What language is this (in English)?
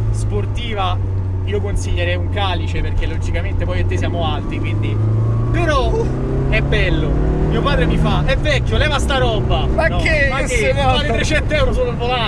Italian